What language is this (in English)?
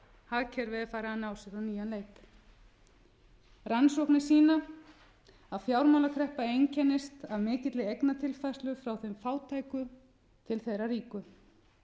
Icelandic